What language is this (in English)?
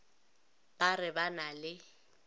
Northern Sotho